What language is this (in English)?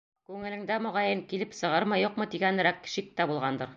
Bashkir